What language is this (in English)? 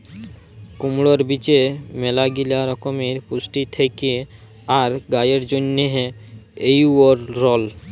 Bangla